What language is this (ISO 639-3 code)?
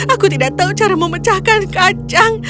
ind